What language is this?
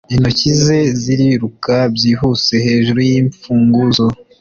Kinyarwanda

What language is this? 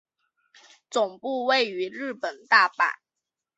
Chinese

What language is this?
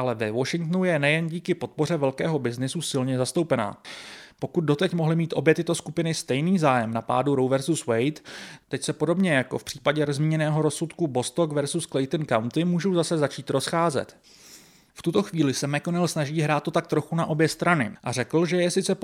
Czech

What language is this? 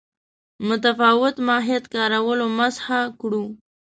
Pashto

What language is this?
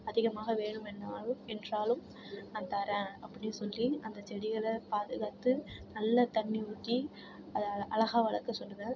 Tamil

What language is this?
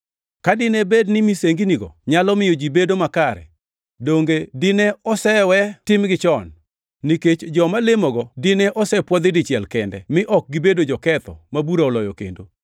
Luo (Kenya and Tanzania)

